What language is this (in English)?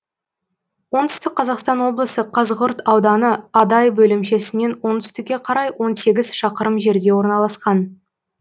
Kazakh